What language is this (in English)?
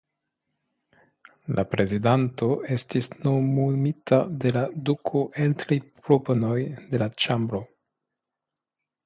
Esperanto